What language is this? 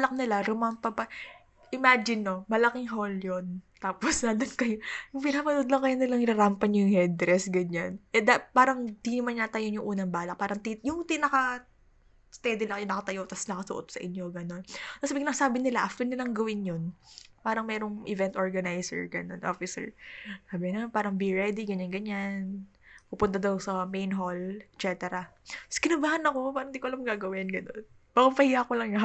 Filipino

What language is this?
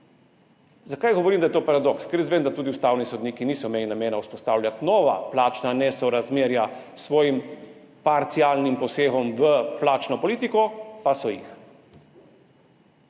Slovenian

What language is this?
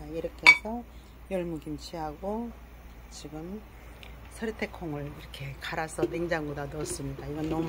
Korean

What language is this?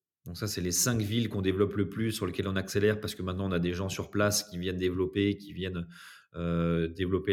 French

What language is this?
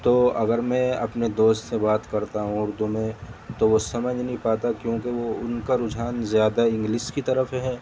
Urdu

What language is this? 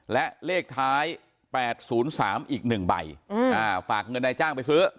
Thai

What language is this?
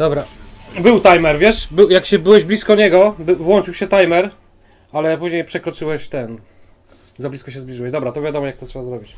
Polish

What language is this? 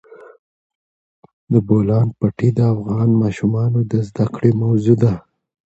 Pashto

